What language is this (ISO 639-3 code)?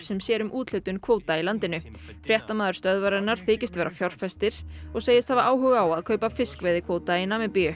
isl